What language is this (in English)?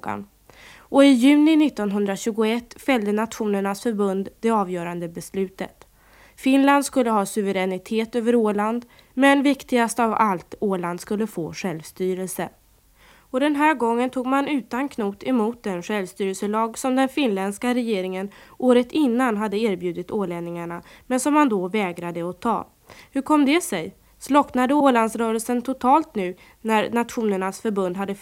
Swedish